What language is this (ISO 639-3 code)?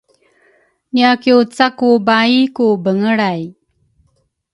dru